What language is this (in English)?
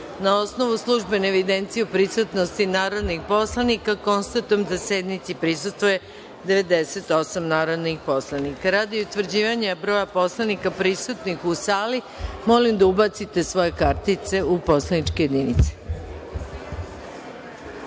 Serbian